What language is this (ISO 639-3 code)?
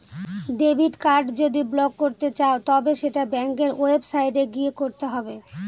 ben